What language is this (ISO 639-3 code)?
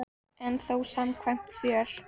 isl